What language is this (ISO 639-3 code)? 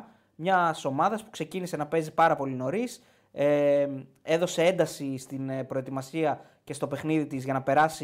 ell